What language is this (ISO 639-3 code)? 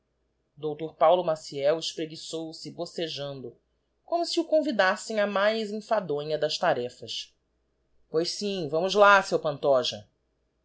por